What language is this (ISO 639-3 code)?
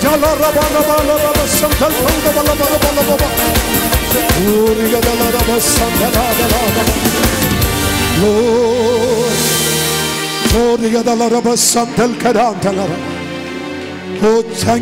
ara